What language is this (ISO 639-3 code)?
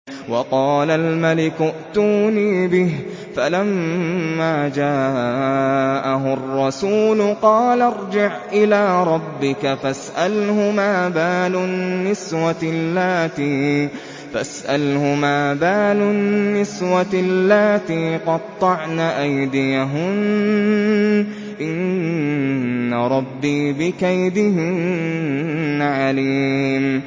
ara